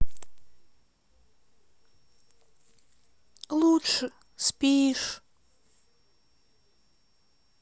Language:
Russian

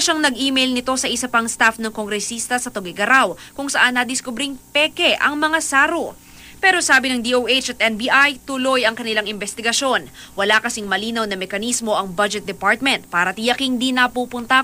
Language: Filipino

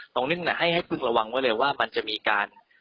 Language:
Thai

